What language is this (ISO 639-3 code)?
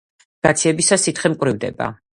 kat